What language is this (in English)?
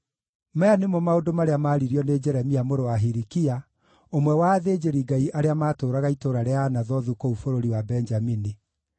Kikuyu